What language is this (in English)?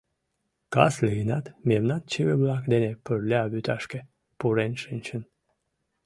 Mari